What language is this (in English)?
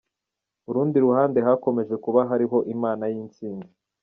Kinyarwanda